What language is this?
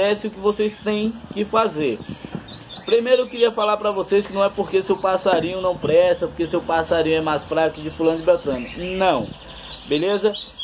Portuguese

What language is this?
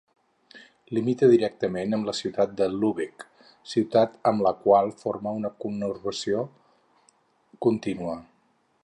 Catalan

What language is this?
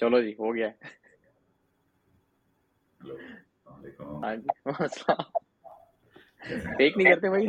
Urdu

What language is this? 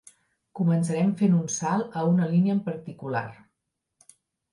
Catalan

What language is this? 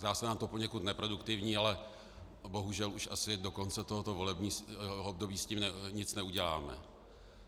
Czech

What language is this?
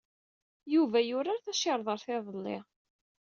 Kabyle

